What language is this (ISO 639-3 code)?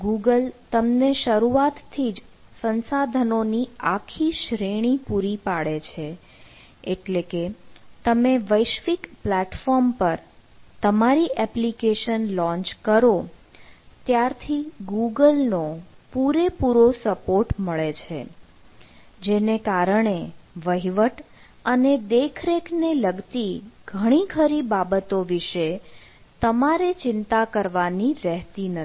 guj